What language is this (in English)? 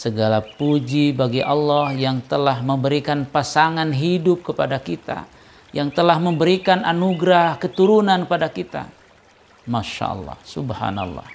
Indonesian